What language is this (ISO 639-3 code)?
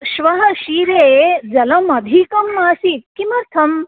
san